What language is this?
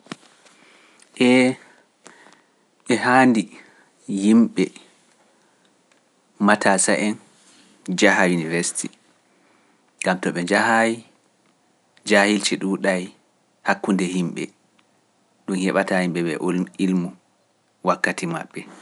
Pular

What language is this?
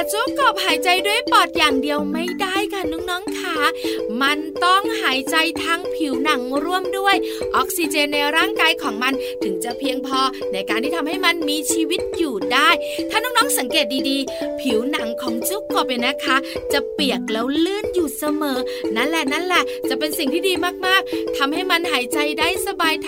Thai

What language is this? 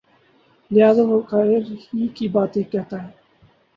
Urdu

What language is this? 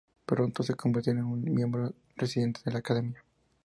Spanish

